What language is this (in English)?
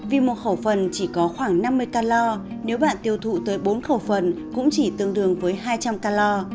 Vietnamese